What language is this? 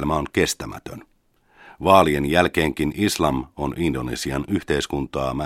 Finnish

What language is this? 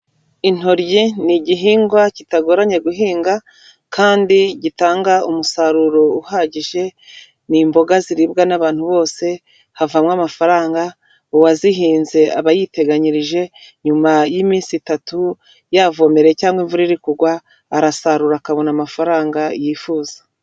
Kinyarwanda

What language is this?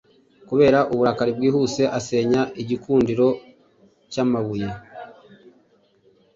Kinyarwanda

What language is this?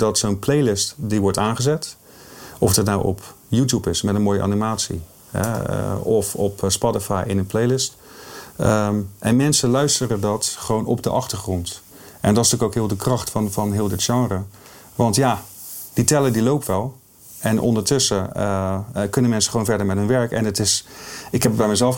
Dutch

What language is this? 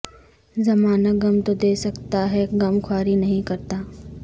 Urdu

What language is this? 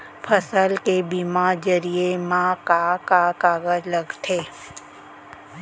Chhattisgarhi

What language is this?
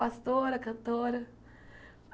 Portuguese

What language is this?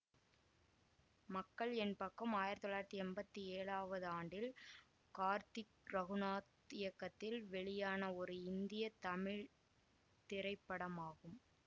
Tamil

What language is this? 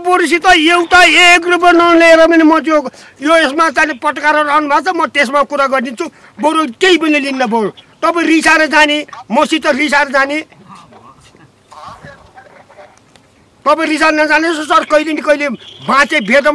Romanian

